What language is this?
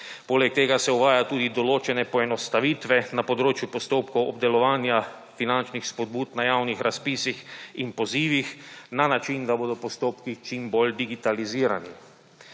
Slovenian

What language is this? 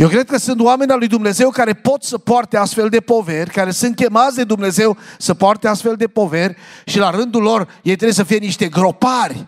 Romanian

